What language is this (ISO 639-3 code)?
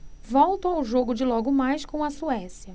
por